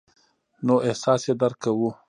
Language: Pashto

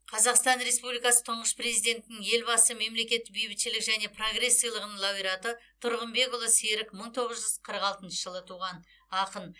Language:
Kazakh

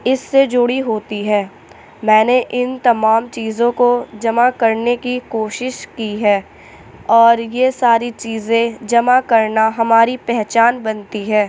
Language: Urdu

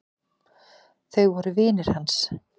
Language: Icelandic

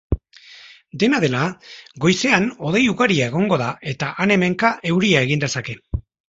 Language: Basque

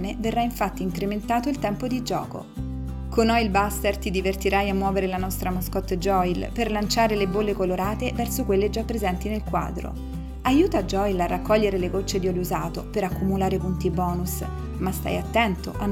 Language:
Italian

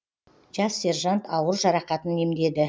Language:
Kazakh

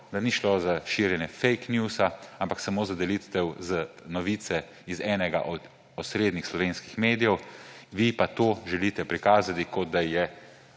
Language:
Slovenian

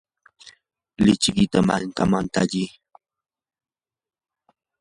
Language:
Yanahuanca Pasco Quechua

